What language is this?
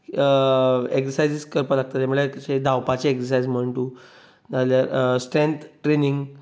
Konkani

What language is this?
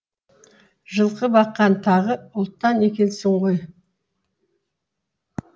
Kazakh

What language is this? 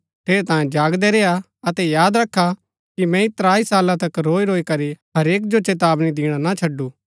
Gaddi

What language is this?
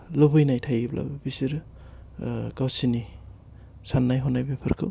Bodo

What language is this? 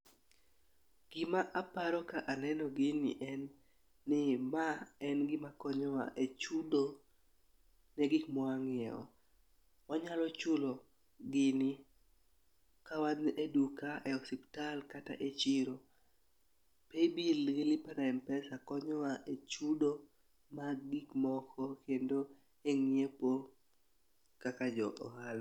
Luo (Kenya and Tanzania)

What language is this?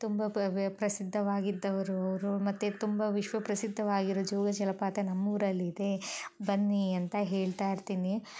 Kannada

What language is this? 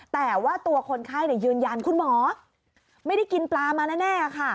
Thai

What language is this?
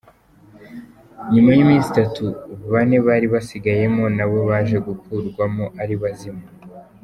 Kinyarwanda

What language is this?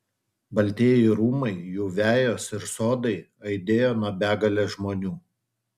Lithuanian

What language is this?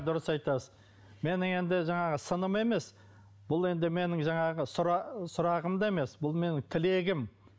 Kazakh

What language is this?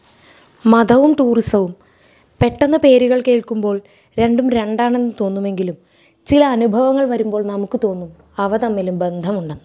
Malayalam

